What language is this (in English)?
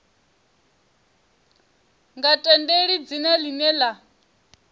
Venda